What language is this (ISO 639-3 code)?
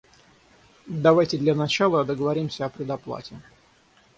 rus